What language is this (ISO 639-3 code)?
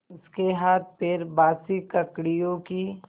hin